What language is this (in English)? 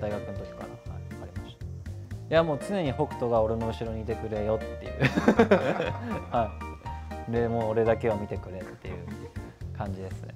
Japanese